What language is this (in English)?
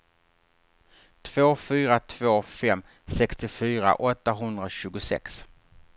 Swedish